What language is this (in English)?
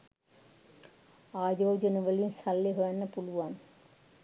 Sinhala